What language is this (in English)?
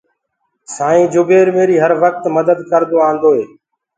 Gurgula